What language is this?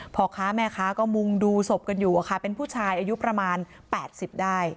Thai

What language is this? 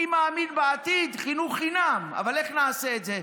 Hebrew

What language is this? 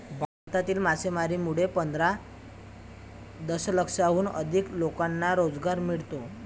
Marathi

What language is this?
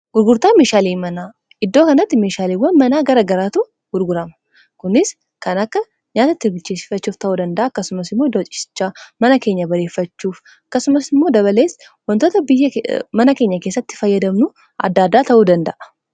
Oromo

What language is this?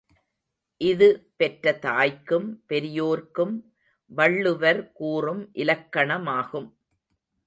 Tamil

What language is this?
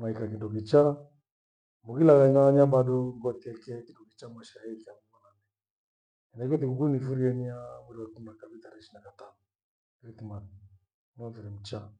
Gweno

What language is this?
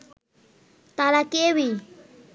Bangla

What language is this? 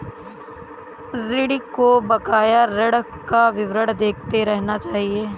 Hindi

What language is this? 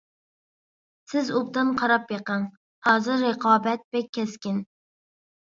Uyghur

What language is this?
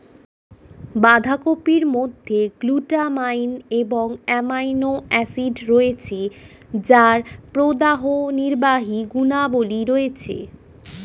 Bangla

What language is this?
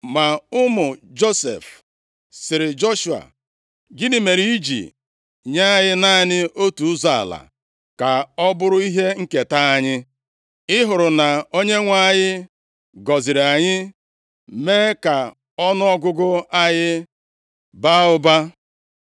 Igbo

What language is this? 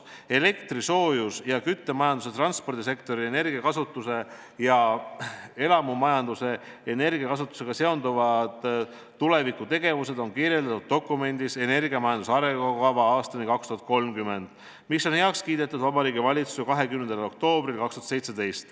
Estonian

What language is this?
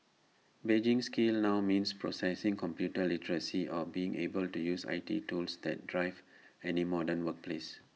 English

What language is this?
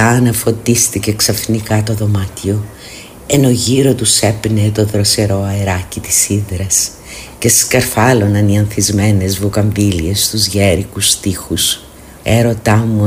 Greek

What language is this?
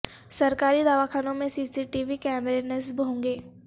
Urdu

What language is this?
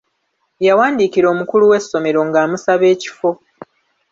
Ganda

